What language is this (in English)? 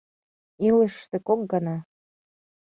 Mari